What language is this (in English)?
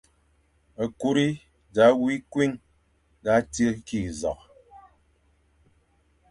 Fang